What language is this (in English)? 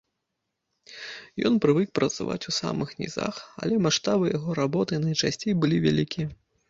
Belarusian